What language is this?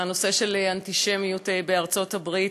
Hebrew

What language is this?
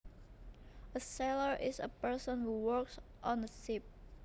Javanese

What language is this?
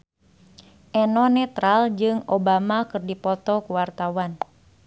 Sundanese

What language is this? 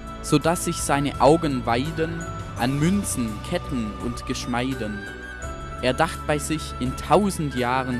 German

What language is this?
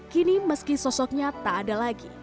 Indonesian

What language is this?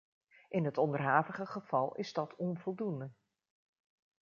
Dutch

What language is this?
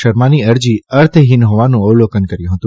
Gujarati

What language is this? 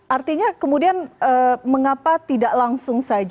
Indonesian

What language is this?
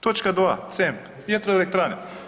Croatian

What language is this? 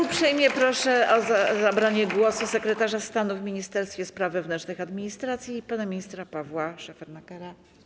Polish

